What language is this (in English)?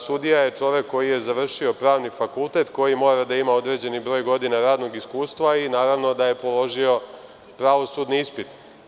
Serbian